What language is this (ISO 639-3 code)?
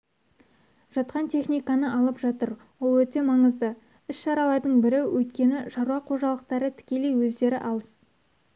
kaz